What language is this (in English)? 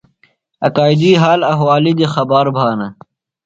Phalura